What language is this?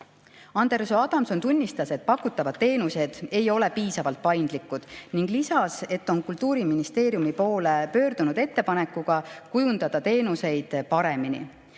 Estonian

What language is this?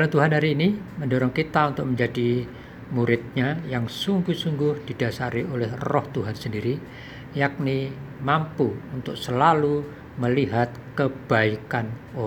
Indonesian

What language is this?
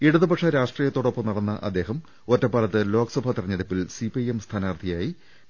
Malayalam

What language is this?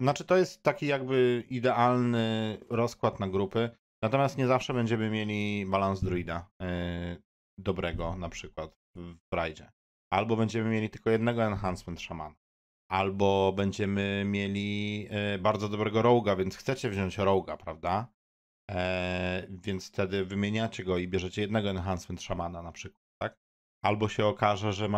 Polish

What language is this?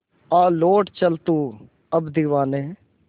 Hindi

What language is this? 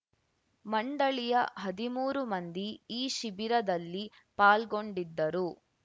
Kannada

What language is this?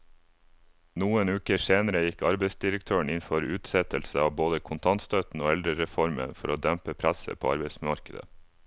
Norwegian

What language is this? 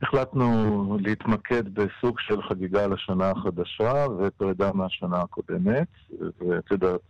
Hebrew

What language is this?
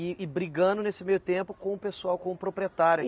Portuguese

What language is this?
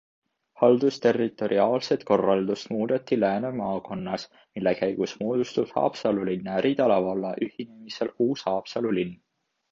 Estonian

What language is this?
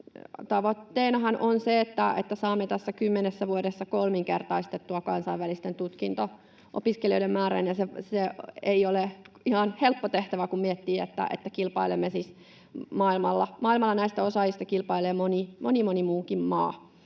Finnish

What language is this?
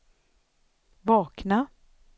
Swedish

